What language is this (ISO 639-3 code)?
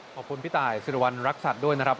tha